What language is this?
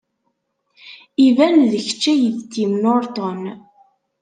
Kabyle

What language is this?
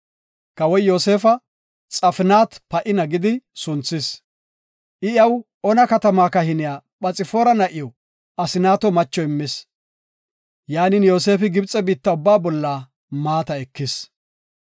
Gofa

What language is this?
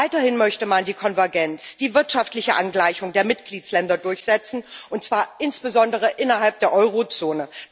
German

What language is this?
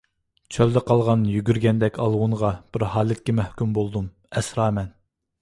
Uyghur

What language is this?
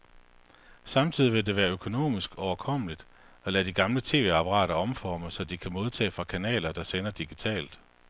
Danish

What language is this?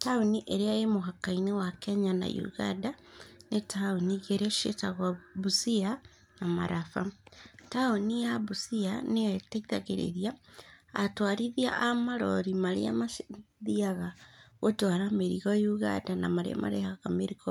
Kikuyu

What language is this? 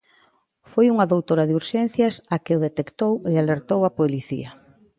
Galician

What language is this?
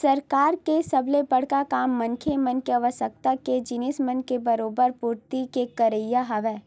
Chhattisgarhi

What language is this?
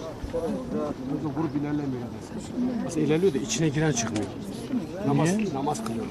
Turkish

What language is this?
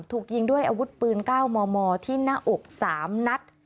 Thai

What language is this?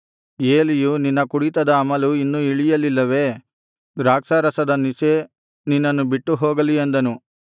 Kannada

